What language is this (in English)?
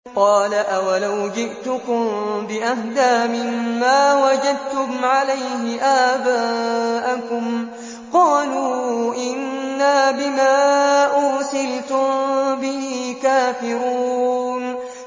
Arabic